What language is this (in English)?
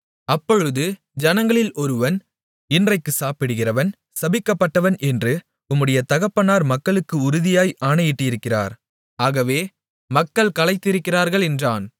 Tamil